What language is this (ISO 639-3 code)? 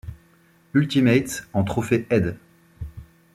fra